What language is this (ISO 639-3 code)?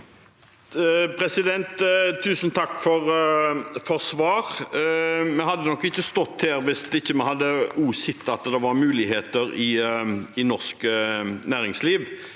nor